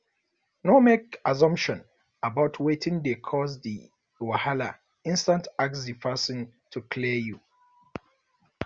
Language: Nigerian Pidgin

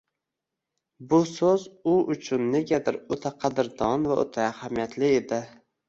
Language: Uzbek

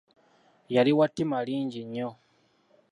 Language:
Ganda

